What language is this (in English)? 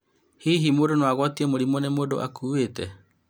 Kikuyu